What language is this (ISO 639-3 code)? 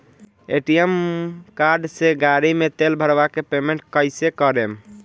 bho